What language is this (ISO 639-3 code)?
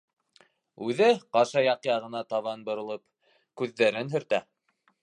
bak